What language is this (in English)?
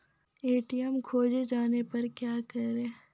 Maithili